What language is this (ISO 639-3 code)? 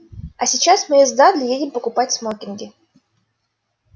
rus